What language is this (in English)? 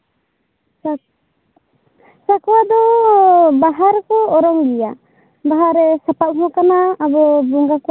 Santali